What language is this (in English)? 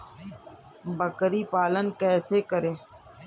Hindi